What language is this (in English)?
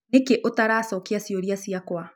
Kikuyu